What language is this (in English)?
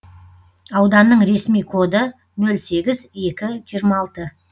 Kazakh